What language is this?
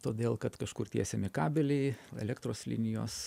Lithuanian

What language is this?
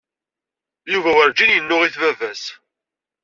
Kabyle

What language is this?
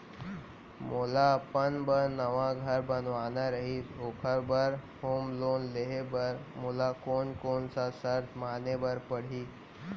Chhattisgarhi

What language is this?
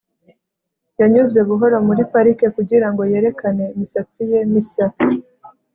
Kinyarwanda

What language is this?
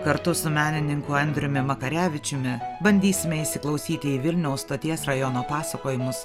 Lithuanian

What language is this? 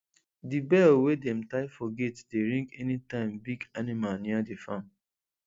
Nigerian Pidgin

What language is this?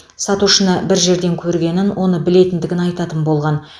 Kazakh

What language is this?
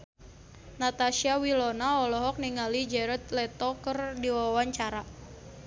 Sundanese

